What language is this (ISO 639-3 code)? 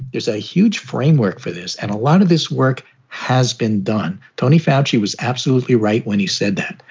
eng